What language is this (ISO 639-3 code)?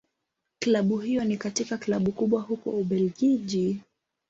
swa